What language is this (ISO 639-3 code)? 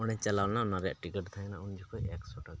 sat